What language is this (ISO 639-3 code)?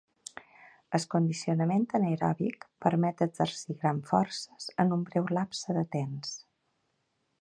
cat